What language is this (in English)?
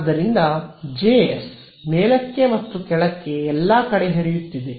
Kannada